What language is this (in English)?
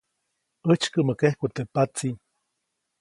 Copainalá Zoque